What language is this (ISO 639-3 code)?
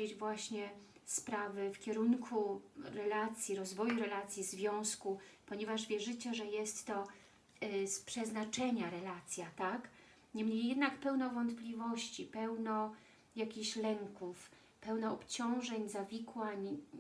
pol